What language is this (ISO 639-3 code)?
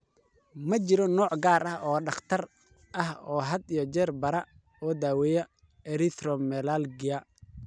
som